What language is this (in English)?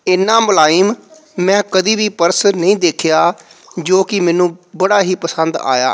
Punjabi